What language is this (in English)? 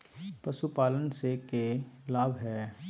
Magahi